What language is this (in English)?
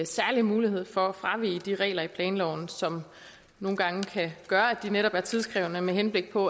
Danish